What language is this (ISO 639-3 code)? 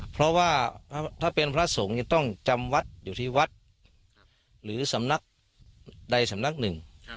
tha